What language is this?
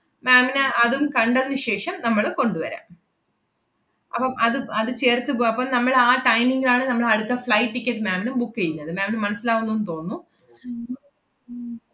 Malayalam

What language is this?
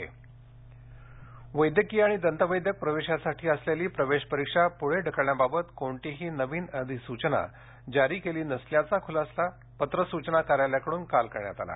Marathi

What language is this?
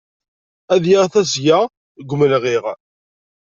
Kabyle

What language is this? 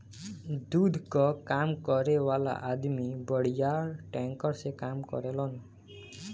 Bhojpuri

